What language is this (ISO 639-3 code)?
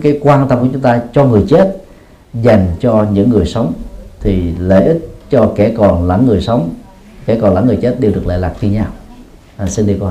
vie